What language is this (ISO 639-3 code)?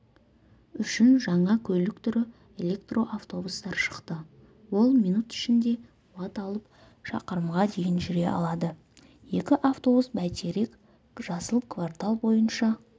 kaz